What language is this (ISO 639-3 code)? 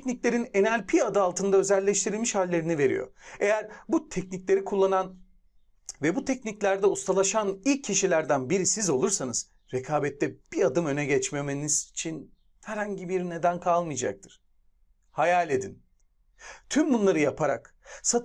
tur